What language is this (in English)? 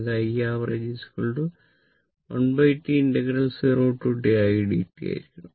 Malayalam